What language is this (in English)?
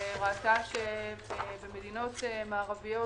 Hebrew